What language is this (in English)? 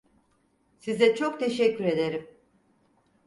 Turkish